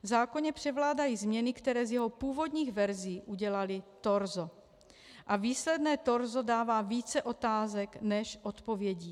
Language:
Czech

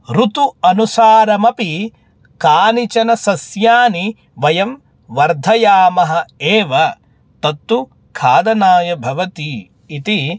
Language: Sanskrit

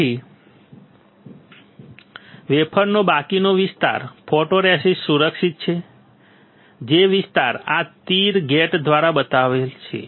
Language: Gujarati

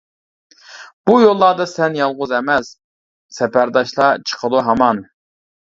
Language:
Uyghur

